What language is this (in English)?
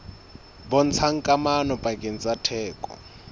Southern Sotho